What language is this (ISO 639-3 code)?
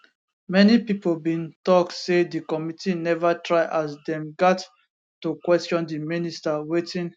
pcm